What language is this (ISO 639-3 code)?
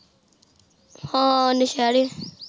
pan